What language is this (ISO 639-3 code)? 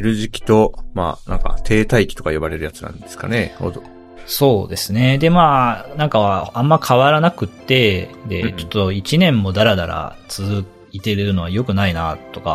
jpn